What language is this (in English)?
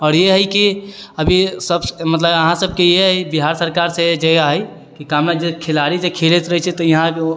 Maithili